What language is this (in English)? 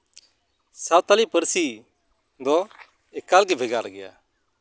Santali